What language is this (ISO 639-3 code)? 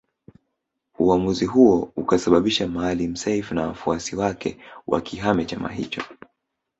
swa